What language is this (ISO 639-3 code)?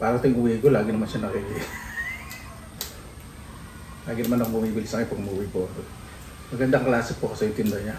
fil